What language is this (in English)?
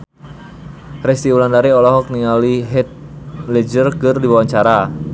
Sundanese